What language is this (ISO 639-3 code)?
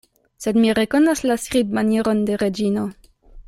epo